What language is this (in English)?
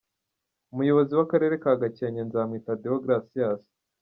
Kinyarwanda